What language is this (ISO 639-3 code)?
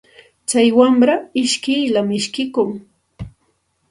qxt